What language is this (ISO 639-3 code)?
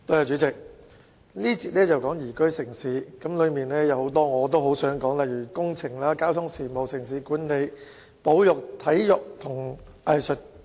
yue